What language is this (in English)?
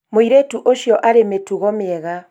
Kikuyu